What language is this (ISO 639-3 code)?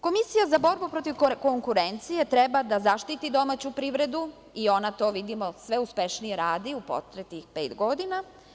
srp